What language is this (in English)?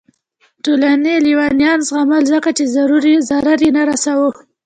Pashto